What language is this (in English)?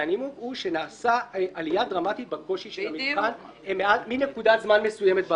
Hebrew